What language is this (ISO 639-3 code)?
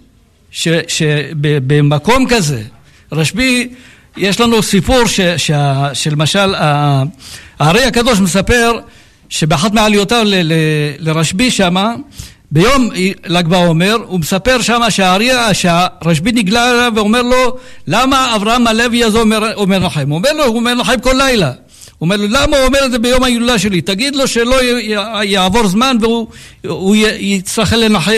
heb